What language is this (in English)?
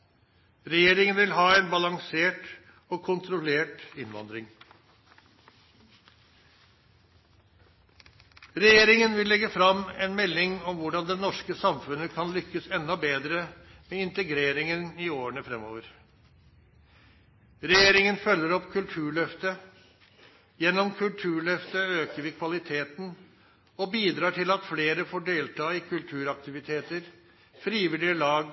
Norwegian Nynorsk